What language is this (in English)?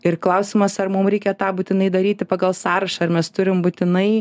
Lithuanian